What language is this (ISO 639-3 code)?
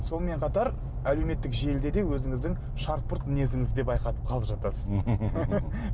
kaz